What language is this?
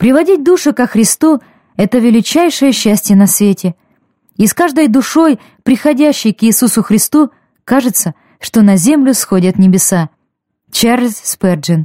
Russian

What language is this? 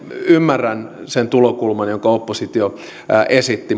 Finnish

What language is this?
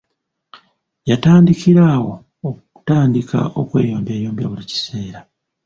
Ganda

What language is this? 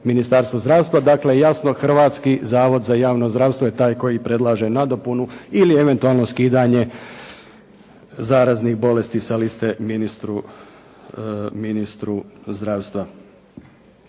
Croatian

